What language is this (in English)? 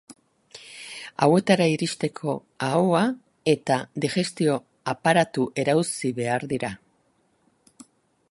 Basque